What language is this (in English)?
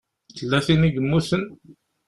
Kabyle